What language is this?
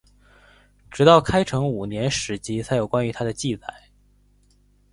Chinese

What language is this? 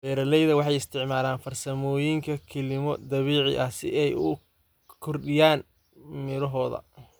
Somali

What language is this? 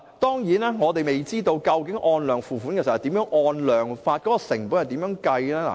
Cantonese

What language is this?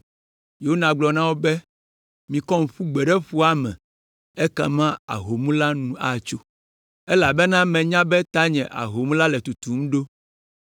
Ewe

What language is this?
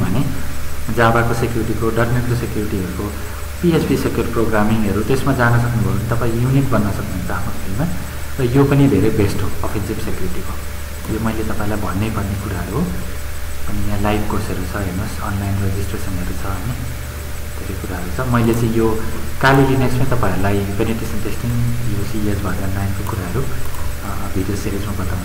Indonesian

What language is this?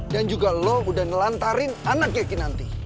Indonesian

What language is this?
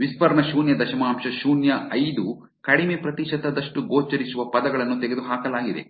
Kannada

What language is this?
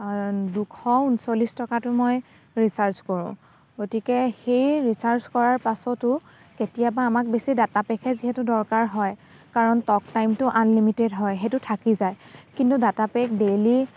Assamese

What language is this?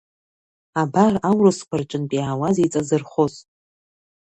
Abkhazian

